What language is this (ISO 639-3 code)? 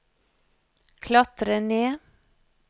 nor